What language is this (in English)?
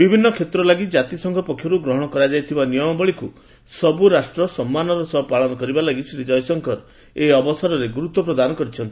Odia